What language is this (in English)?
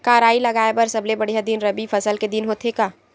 Chhattisgarhi